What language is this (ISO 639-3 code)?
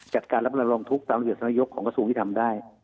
tha